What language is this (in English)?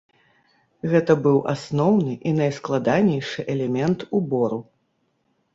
Belarusian